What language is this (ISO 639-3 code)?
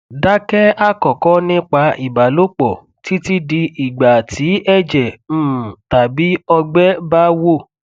yor